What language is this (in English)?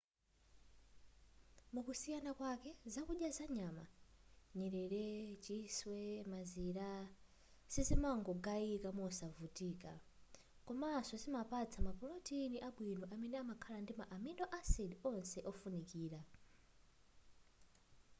Nyanja